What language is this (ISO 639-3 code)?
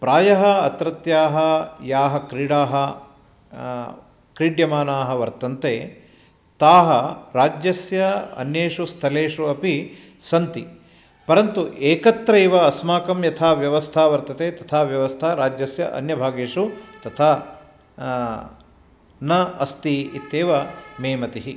san